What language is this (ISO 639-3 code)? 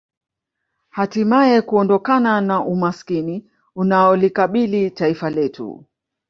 swa